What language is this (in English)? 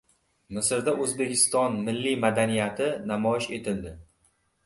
Uzbek